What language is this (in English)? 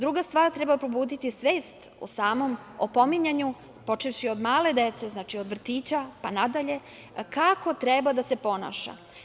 Serbian